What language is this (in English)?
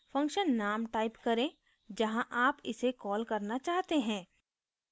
Hindi